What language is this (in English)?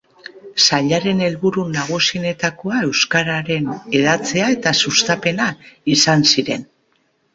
Basque